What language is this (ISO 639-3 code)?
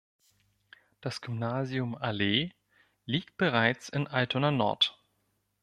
deu